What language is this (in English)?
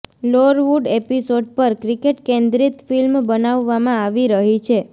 Gujarati